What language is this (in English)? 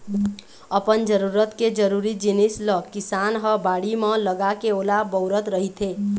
Chhattisgarhi